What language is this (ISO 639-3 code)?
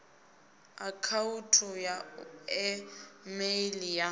ven